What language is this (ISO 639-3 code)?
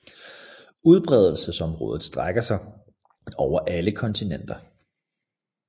dan